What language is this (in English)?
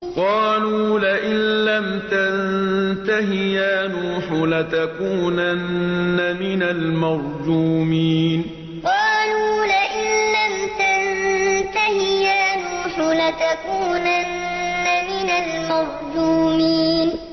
Arabic